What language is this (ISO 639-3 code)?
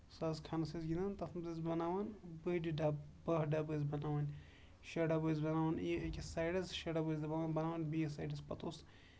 kas